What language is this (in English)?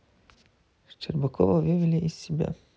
Russian